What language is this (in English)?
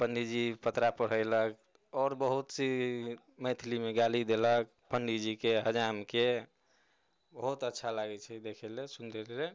Maithili